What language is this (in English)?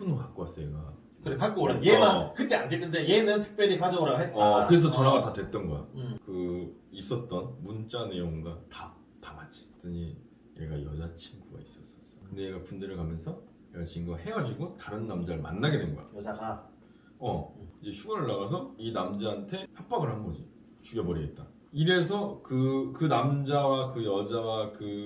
Korean